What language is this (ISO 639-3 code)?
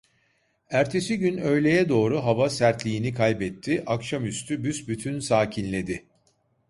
tur